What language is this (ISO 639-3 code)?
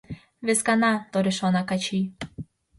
chm